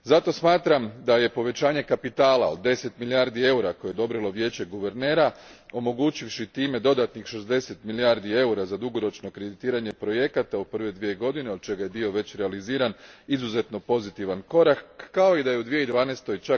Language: Croatian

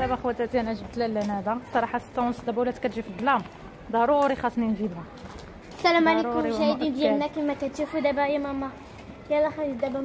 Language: Arabic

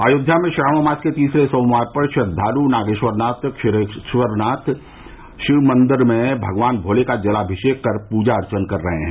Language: Hindi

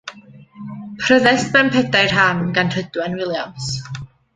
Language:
Welsh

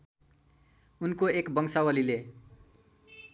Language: Nepali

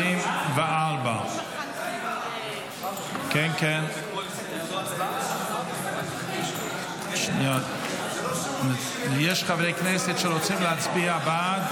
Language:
Hebrew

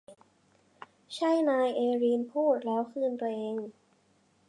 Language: Thai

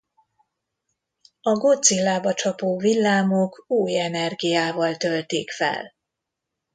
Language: Hungarian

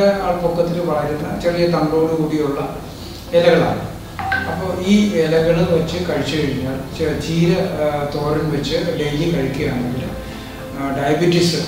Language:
Malayalam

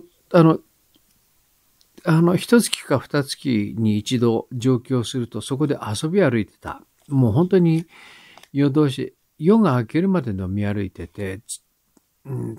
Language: Japanese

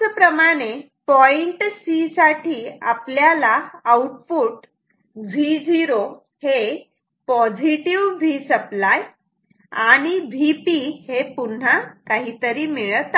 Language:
Marathi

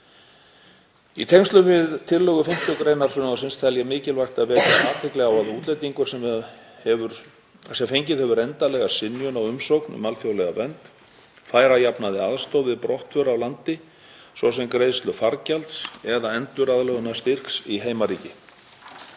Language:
Icelandic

